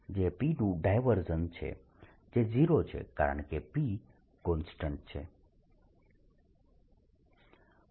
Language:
Gujarati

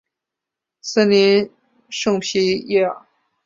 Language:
Chinese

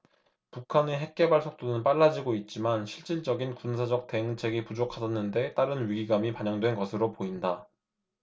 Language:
Korean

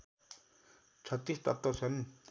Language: Nepali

